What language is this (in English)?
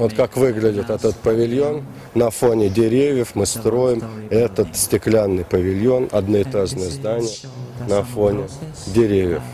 Russian